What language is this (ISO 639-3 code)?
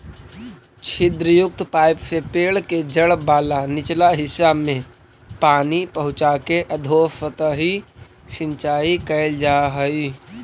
mag